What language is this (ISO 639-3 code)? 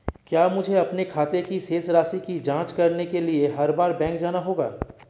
hin